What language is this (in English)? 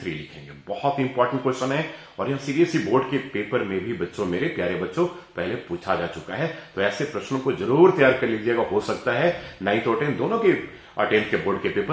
Hindi